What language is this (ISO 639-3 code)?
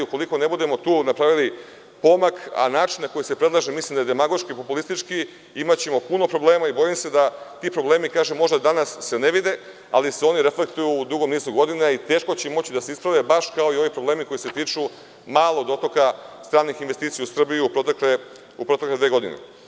srp